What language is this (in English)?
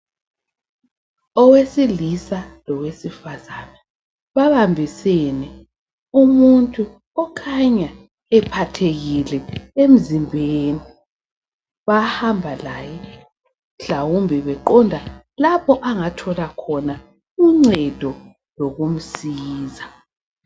North Ndebele